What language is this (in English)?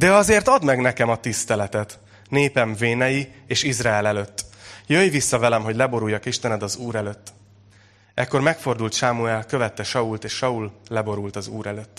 Hungarian